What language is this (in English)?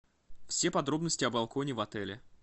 Russian